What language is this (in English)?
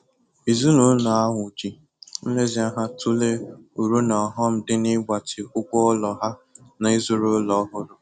Igbo